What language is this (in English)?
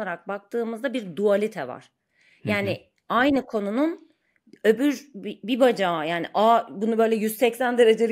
Turkish